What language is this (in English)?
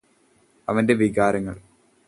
Malayalam